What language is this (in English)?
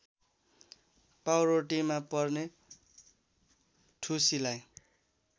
Nepali